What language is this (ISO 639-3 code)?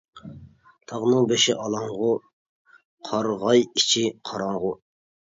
uig